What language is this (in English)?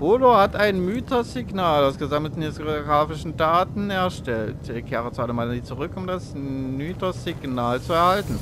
German